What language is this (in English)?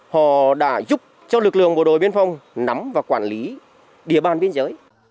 Vietnamese